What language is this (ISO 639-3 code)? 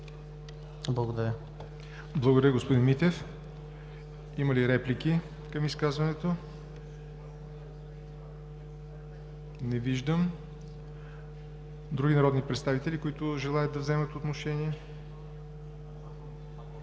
bul